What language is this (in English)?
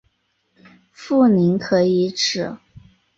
Chinese